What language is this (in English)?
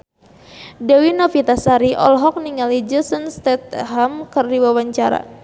Sundanese